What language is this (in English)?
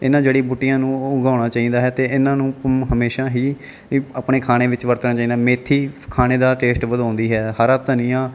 Punjabi